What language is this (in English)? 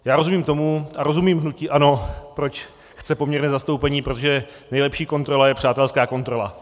Czech